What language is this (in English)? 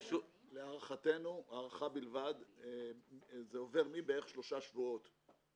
Hebrew